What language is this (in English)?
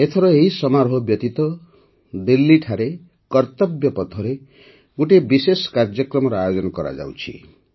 Odia